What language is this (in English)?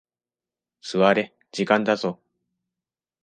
Japanese